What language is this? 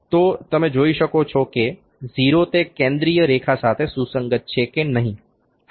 Gujarati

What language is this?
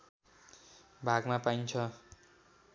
Nepali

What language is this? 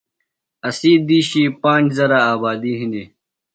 Phalura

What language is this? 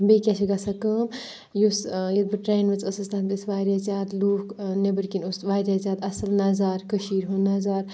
Kashmiri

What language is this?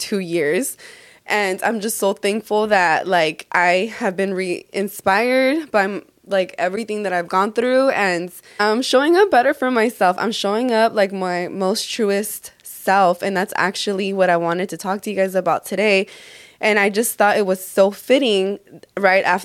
English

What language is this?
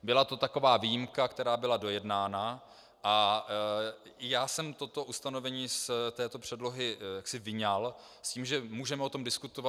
Czech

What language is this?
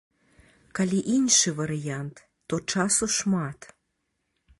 Belarusian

